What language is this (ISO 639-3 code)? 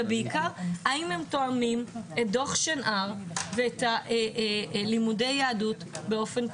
heb